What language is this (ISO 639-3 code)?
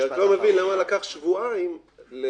heb